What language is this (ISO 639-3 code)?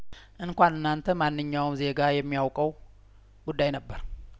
amh